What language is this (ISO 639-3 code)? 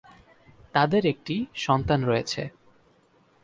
ben